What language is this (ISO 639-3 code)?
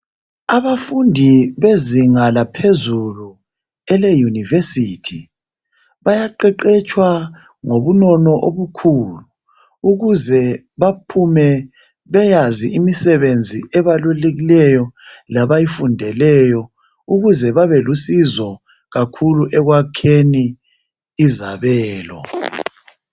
nde